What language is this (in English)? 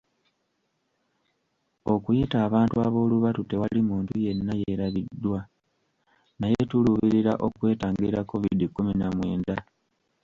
Ganda